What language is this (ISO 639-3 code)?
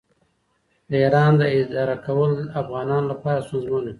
pus